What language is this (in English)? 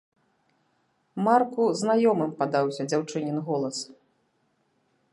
Belarusian